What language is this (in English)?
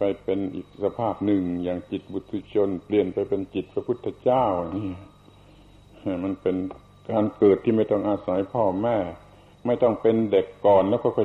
Thai